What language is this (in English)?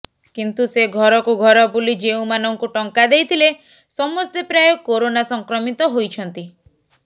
Odia